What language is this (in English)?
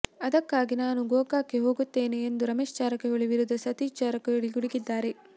Kannada